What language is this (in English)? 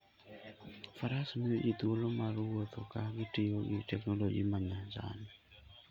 Luo (Kenya and Tanzania)